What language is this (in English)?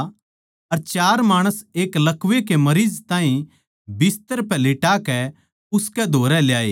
Haryanvi